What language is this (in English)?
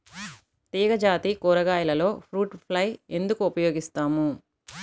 Telugu